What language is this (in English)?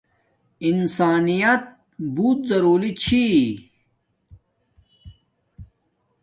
Domaaki